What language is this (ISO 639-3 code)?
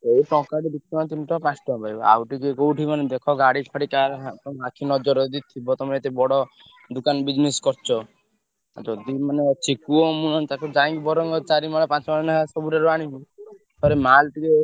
ori